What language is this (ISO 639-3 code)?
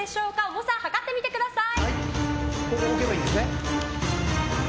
jpn